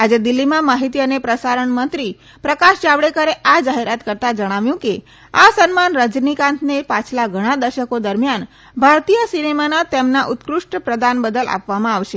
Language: Gujarati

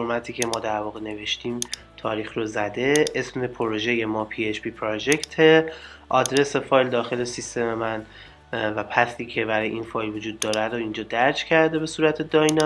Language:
Persian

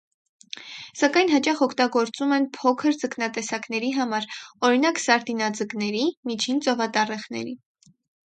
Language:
Armenian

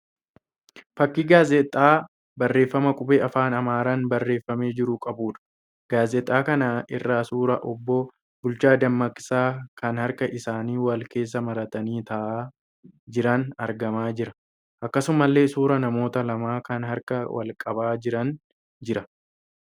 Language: Oromo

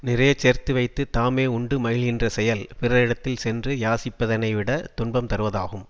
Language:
Tamil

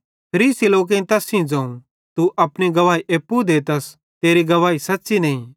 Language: Bhadrawahi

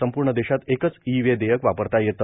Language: Marathi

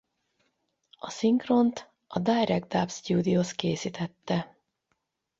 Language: Hungarian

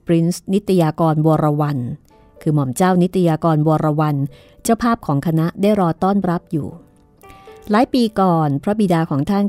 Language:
Thai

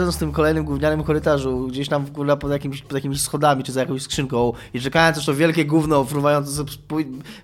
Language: Polish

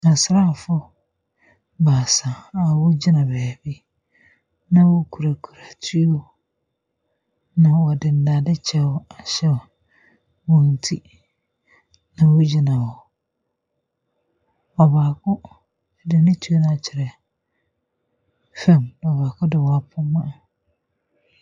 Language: Akan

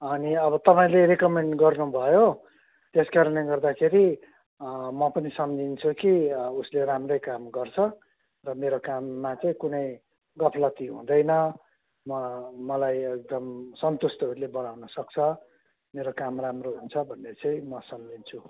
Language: Nepali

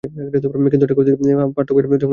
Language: Bangla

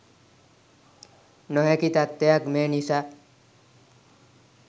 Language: Sinhala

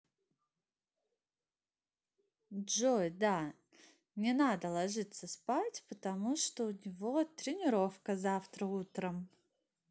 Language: Russian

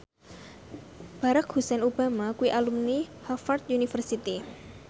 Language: Javanese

